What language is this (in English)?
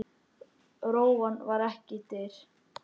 Icelandic